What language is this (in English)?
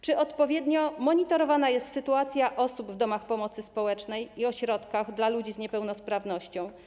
Polish